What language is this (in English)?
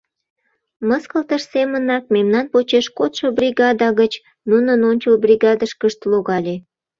Mari